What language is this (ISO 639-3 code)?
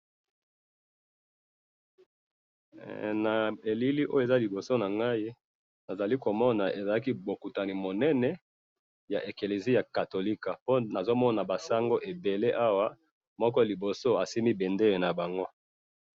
lin